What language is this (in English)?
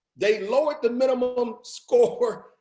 English